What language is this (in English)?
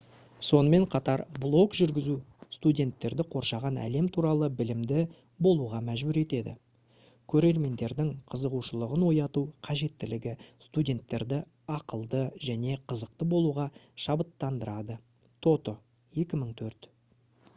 Kazakh